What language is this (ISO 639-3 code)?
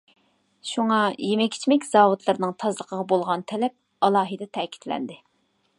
uig